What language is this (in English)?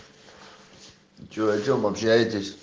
Russian